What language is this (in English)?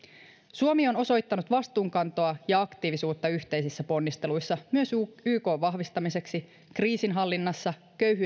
Finnish